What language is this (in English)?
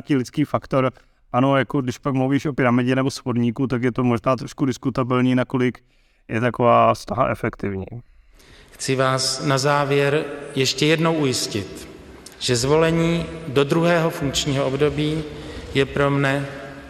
Czech